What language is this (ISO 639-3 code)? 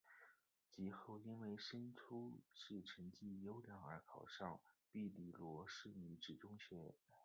zho